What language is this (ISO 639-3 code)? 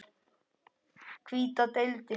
isl